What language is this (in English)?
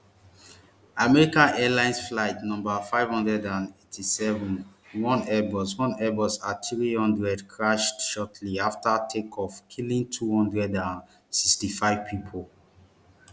Nigerian Pidgin